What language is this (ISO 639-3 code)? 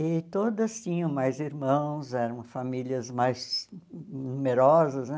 por